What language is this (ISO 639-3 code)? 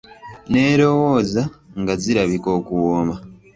lug